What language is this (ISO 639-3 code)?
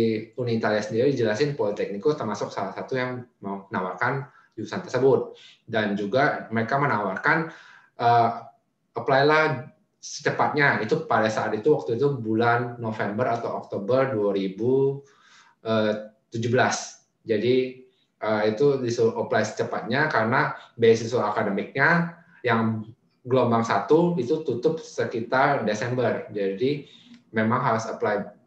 ind